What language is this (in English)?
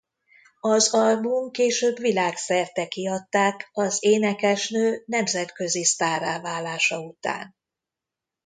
Hungarian